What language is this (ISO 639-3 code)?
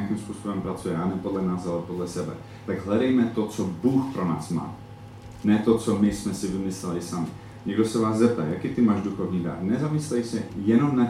ces